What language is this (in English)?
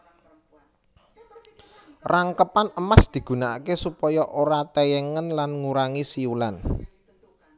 Javanese